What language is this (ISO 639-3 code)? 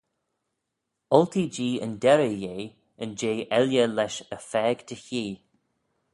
glv